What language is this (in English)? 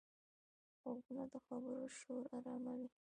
Pashto